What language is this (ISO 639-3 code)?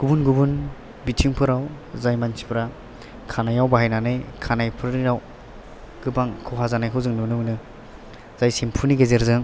brx